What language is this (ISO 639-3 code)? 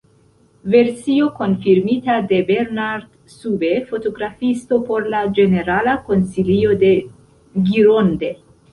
epo